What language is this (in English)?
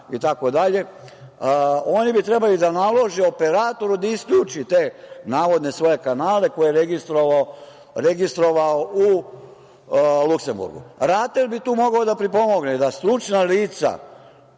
Serbian